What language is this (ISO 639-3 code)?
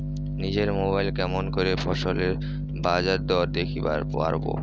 ben